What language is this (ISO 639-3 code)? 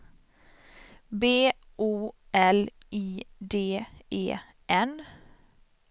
swe